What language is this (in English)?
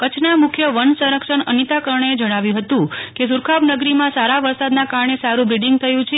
Gujarati